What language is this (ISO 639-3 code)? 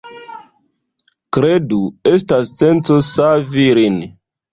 epo